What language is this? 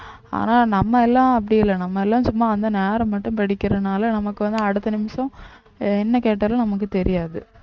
Tamil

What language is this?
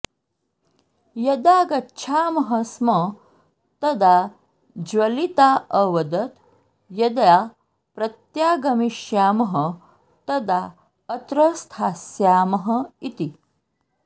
Sanskrit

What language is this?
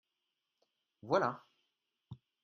French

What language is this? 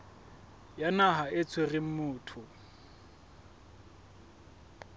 Southern Sotho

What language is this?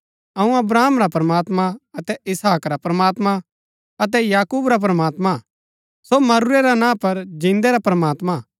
Gaddi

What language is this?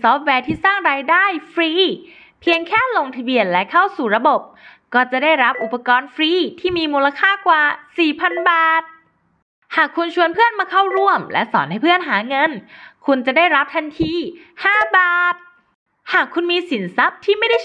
Thai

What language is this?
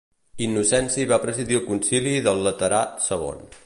Catalan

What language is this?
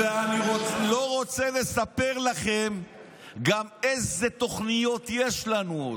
Hebrew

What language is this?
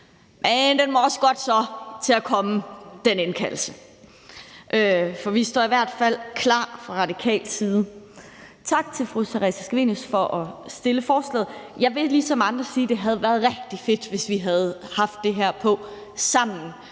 Danish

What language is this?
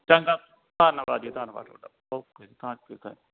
Punjabi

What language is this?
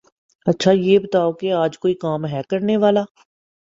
Urdu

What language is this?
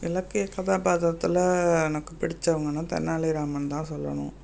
Tamil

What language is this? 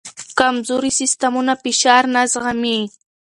Pashto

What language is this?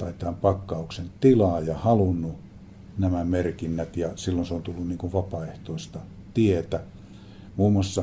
Finnish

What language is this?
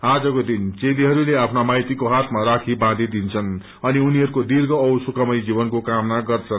Nepali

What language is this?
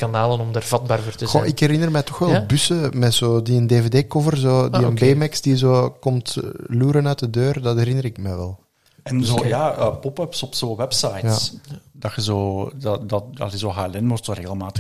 Dutch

